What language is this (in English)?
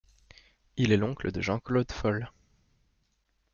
French